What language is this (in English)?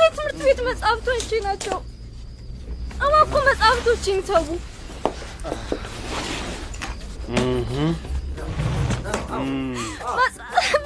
Amharic